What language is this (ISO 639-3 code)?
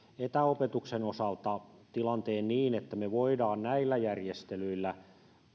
fin